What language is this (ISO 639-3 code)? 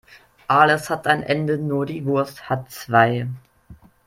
deu